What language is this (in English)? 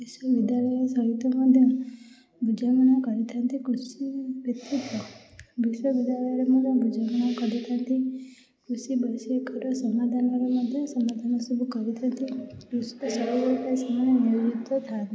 Odia